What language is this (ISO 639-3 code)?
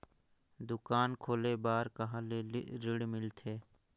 hne